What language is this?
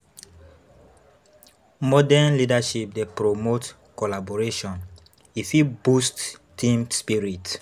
Nigerian Pidgin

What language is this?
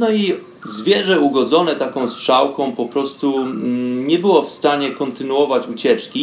Polish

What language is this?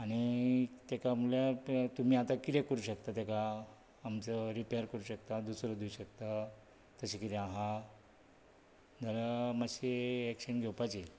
Konkani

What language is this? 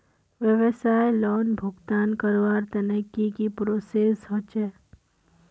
Magahi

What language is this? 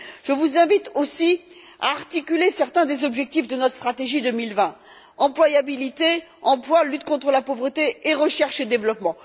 French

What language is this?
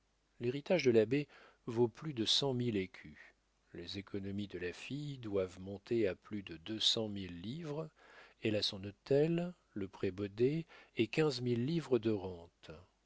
French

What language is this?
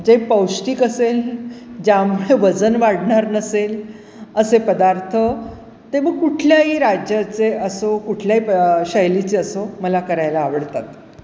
Marathi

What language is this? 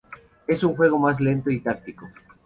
Spanish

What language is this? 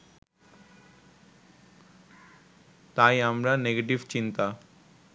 Bangla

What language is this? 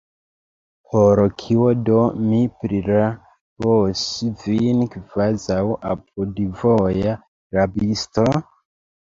Esperanto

